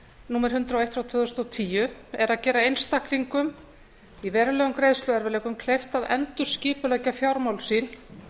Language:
Icelandic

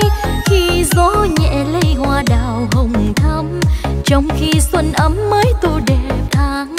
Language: Vietnamese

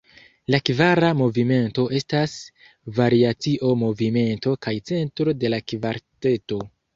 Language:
Esperanto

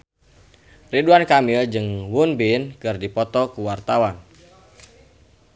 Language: Sundanese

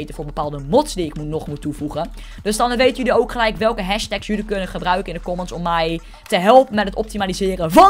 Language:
Dutch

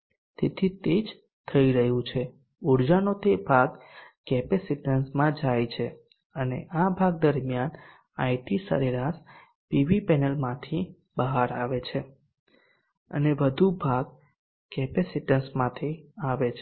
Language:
Gujarati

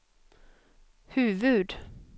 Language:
Swedish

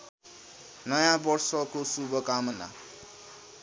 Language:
Nepali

